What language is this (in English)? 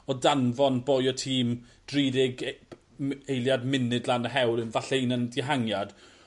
Welsh